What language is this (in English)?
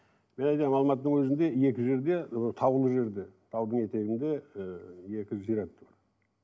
Kazakh